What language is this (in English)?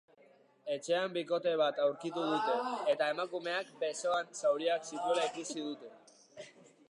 Basque